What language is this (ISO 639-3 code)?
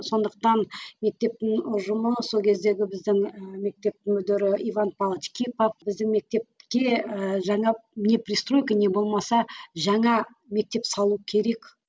kaz